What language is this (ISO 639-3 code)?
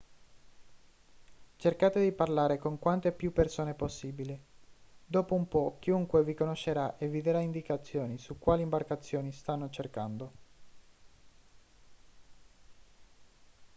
ita